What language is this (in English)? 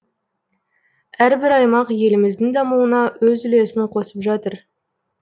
Kazakh